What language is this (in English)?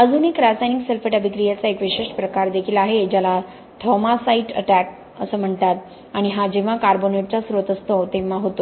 Marathi